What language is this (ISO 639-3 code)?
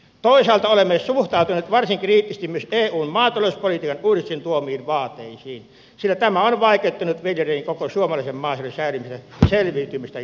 fin